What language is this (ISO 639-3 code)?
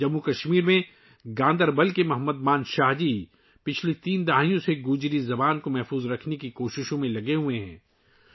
urd